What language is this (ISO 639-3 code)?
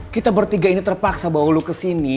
ind